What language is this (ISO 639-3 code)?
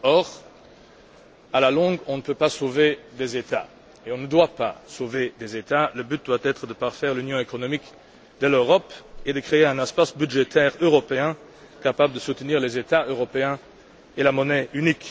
fra